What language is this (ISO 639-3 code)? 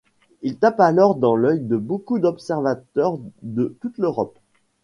fra